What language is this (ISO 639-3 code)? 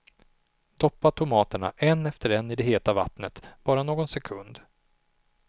swe